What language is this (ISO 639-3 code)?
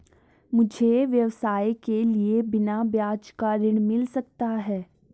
hin